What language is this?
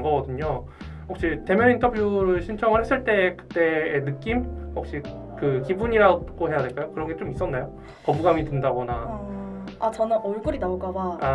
Korean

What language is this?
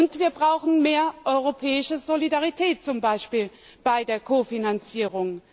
German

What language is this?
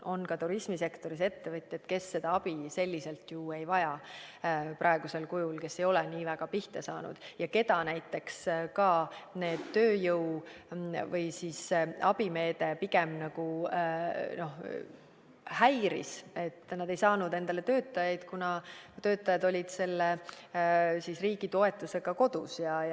Estonian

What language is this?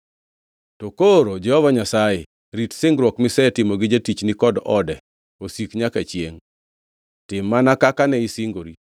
Luo (Kenya and Tanzania)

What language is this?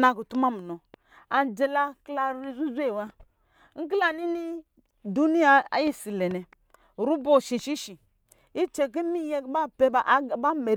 Lijili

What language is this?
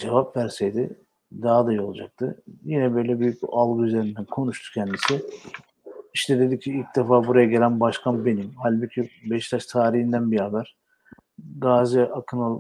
Turkish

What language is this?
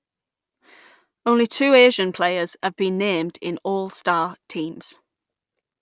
English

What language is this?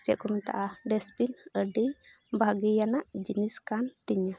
Santali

